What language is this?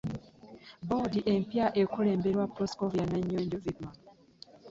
Ganda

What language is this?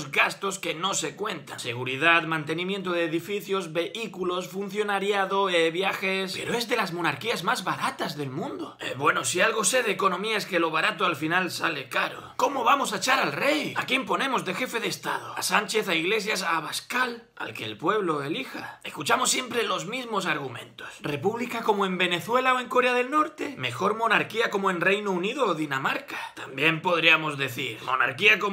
Spanish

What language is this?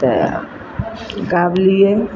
Maithili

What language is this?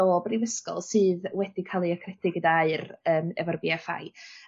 Welsh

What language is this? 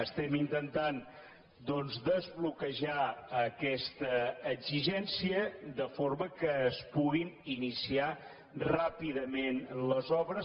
Catalan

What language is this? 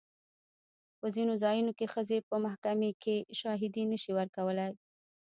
Pashto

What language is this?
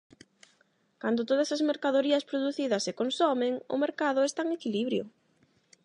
Galician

